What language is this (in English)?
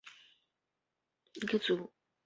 Chinese